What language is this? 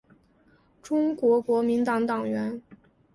Chinese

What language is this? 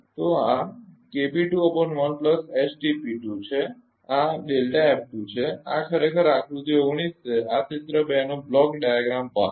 Gujarati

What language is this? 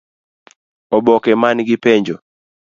Luo (Kenya and Tanzania)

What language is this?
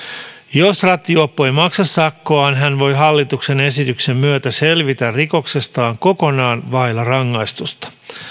Finnish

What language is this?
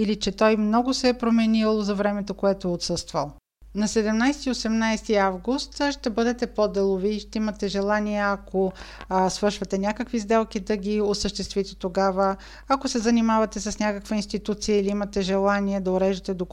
Bulgarian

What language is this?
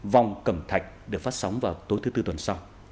Vietnamese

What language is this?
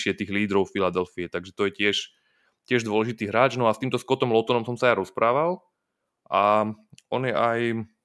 Slovak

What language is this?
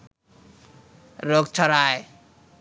Bangla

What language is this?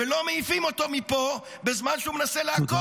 Hebrew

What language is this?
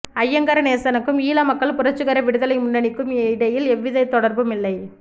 Tamil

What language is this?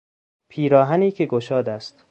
Persian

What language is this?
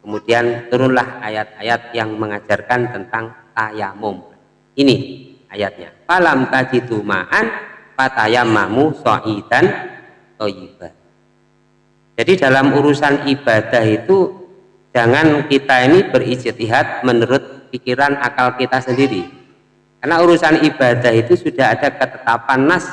Indonesian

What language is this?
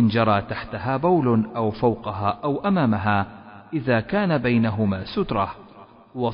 Arabic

